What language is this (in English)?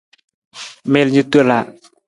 Nawdm